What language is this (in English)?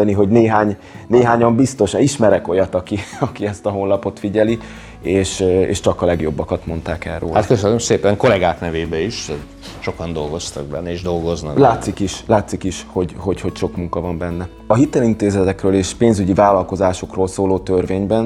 Hungarian